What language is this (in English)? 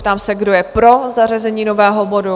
Czech